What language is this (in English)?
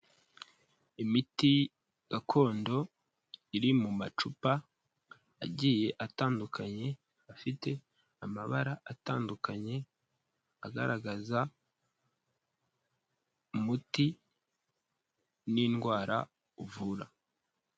Kinyarwanda